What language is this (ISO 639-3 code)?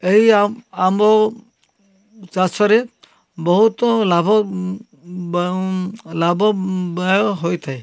ori